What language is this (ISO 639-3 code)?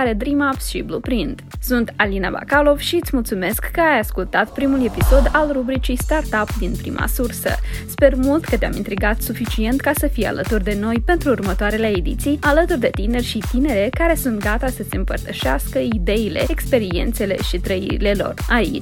ron